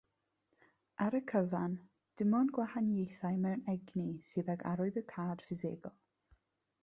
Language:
Welsh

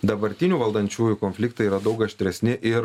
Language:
Lithuanian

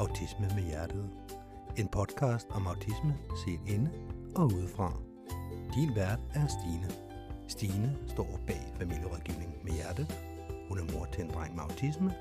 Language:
Danish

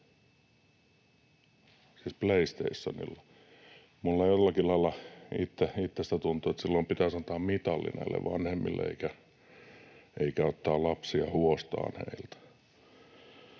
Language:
Finnish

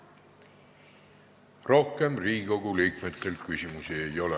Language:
Estonian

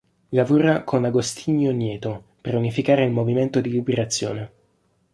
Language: Italian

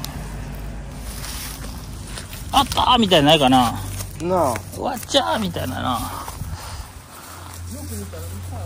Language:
Japanese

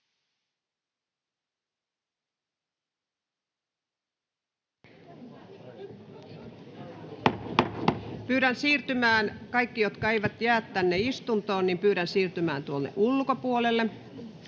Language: Finnish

